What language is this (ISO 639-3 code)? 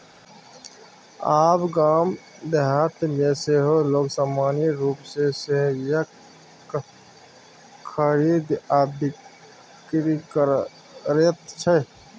mai